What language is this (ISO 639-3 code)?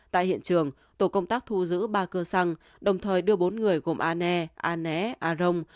vie